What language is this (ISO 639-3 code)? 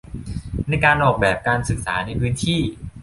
tha